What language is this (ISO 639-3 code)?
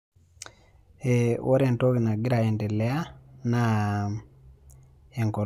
mas